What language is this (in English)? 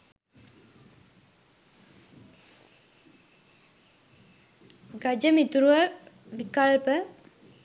Sinhala